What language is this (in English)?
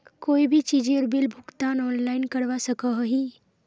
Magahi